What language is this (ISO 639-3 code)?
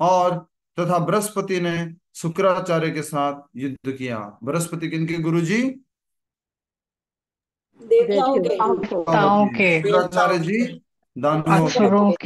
hin